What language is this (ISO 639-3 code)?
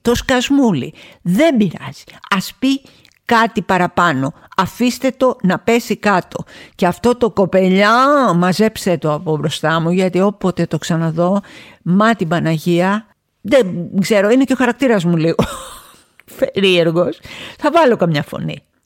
ell